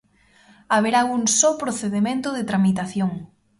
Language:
Galician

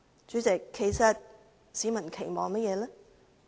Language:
Cantonese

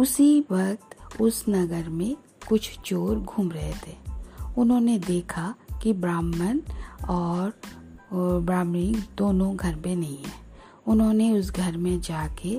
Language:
Hindi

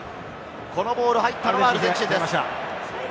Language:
Japanese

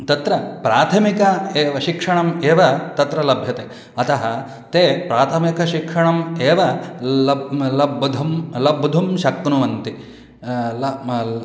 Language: Sanskrit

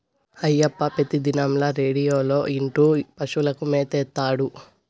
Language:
Telugu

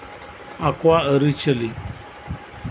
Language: Santali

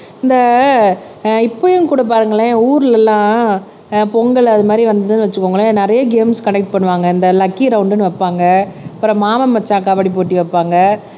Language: Tamil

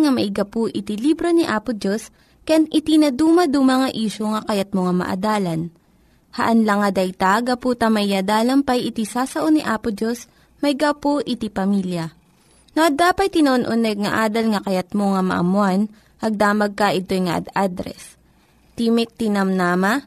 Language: Filipino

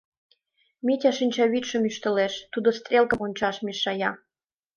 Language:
Mari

